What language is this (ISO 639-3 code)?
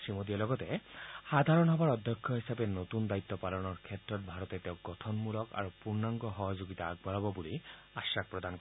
asm